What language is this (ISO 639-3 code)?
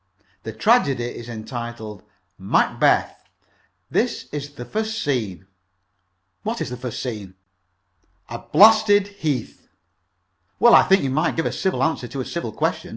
eng